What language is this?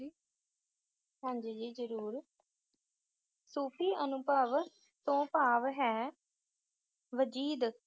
Punjabi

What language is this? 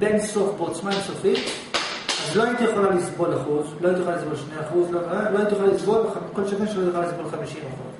Hebrew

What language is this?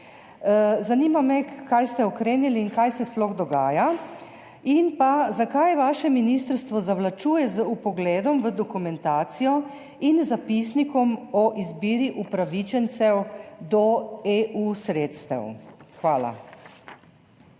Slovenian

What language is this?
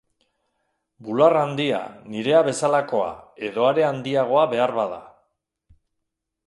Basque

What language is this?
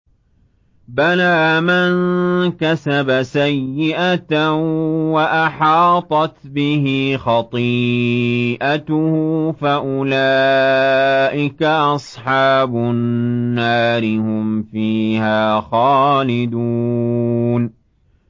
Arabic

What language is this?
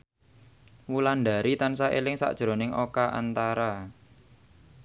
Javanese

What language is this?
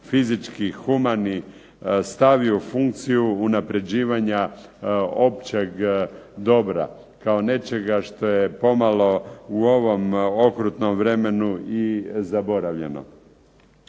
Croatian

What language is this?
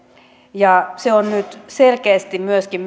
Finnish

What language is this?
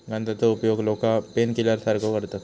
Marathi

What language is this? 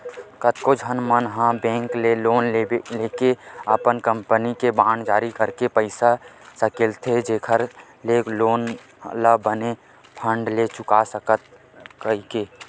Chhattisgarhi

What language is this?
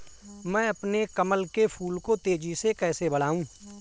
Hindi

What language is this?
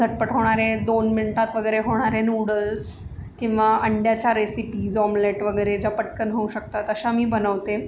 Marathi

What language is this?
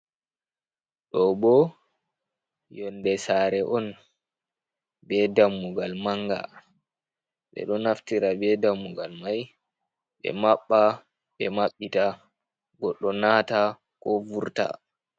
Fula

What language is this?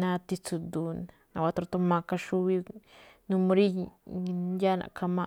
Malinaltepec Me'phaa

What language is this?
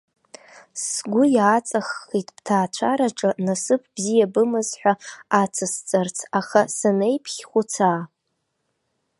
Abkhazian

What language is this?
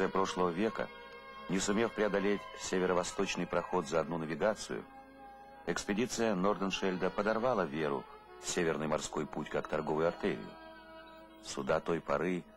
Russian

